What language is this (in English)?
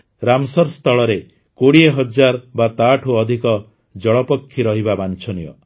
Odia